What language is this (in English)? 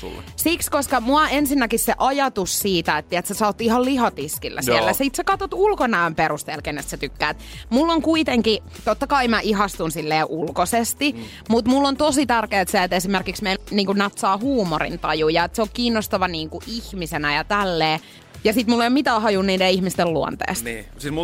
Finnish